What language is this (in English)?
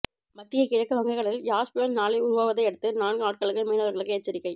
Tamil